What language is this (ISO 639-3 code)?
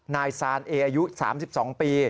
tha